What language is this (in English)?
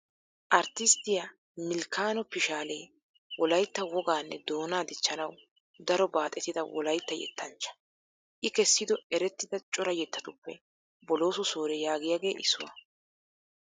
Wolaytta